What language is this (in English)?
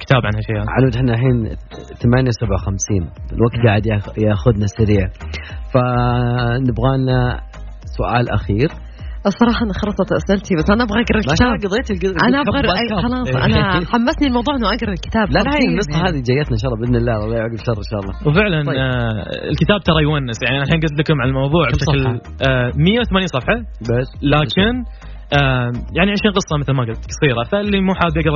Arabic